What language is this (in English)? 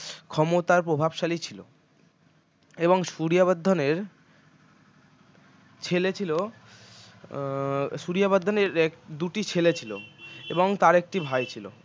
Bangla